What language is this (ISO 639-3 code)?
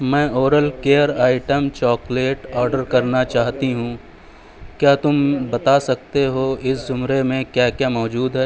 urd